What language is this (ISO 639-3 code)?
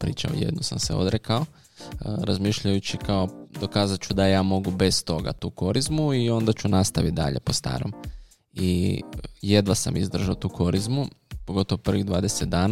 hrv